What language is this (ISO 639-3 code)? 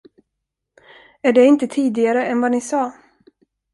swe